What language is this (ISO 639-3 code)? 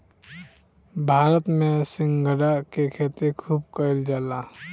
bho